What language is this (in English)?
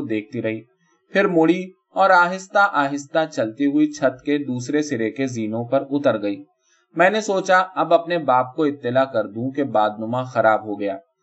Urdu